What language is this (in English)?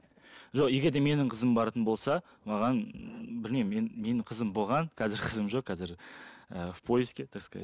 Kazakh